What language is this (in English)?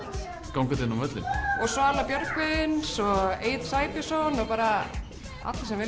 Icelandic